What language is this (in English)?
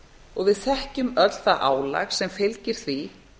Icelandic